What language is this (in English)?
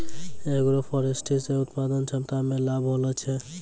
Maithili